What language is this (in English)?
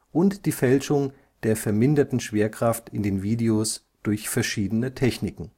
German